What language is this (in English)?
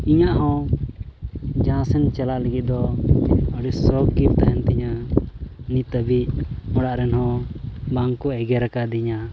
Santali